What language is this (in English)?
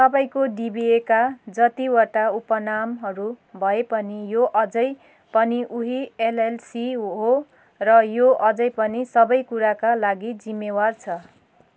Nepali